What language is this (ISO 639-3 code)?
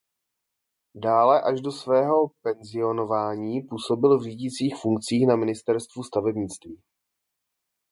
ces